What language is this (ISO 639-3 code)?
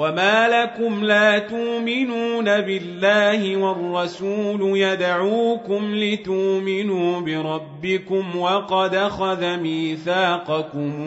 ara